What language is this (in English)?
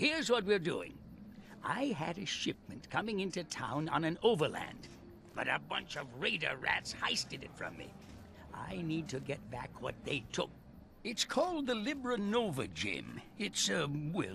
English